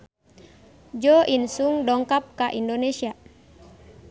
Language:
Sundanese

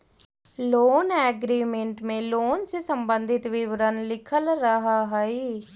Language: Magahi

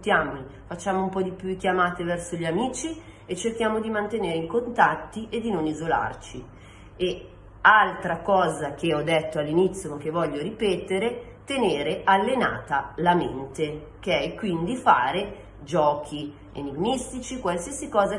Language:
Italian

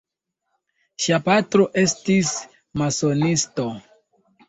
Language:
Esperanto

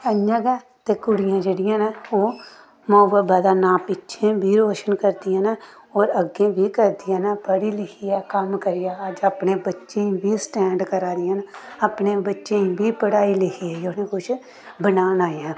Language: Dogri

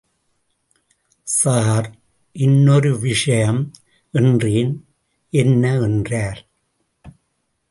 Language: Tamil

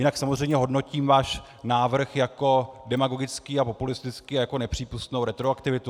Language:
Czech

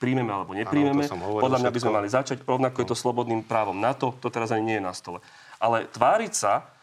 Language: Slovak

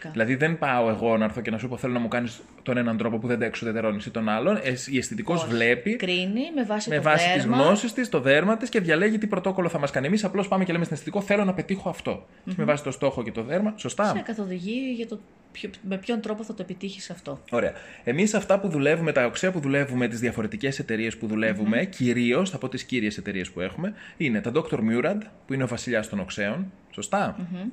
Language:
Greek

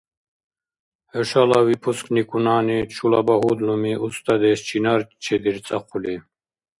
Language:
Dargwa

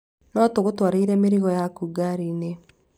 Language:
Kikuyu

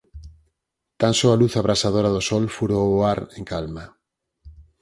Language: Galician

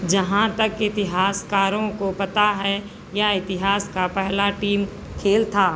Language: Hindi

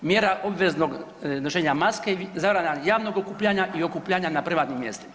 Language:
Croatian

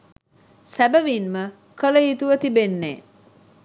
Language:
Sinhala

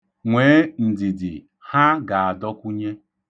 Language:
Igbo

